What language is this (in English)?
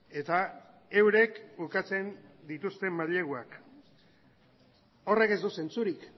Basque